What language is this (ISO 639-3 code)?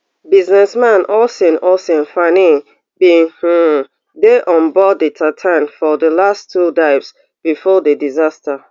pcm